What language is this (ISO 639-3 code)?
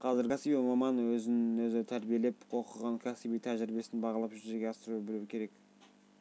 kaz